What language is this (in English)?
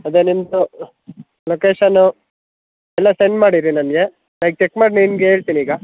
Kannada